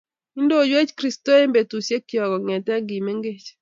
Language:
Kalenjin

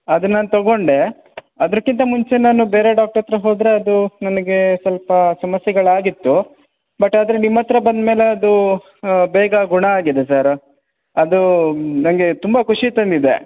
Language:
Kannada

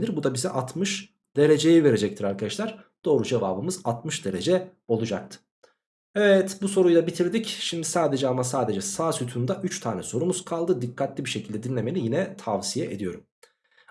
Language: Turkish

